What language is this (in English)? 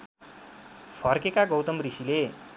Nepali